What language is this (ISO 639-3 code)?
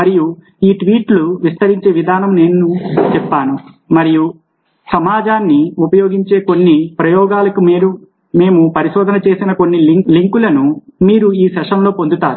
tel